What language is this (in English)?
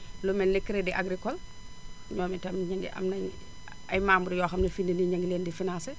Wolof